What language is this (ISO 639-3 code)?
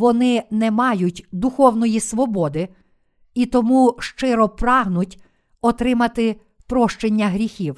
ukr